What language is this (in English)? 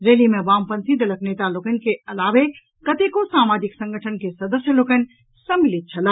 Maithili